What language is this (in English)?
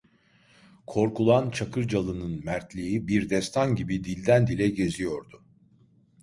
Turkish